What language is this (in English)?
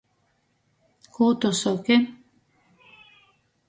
Latgalian